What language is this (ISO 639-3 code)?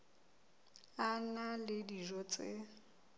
sot